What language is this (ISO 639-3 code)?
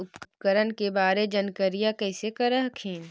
mag